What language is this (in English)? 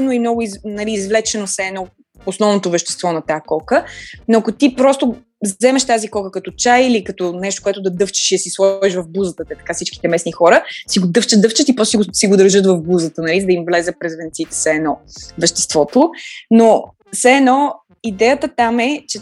Bulgarian